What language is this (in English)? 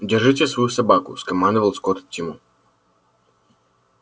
Russian